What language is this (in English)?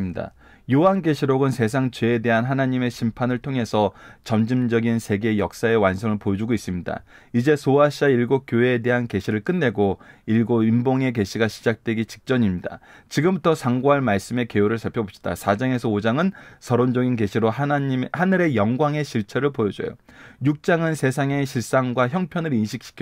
Korean